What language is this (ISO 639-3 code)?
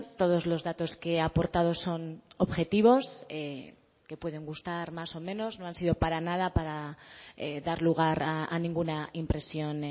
spa